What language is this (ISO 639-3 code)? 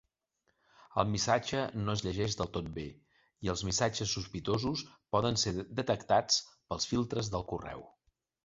cat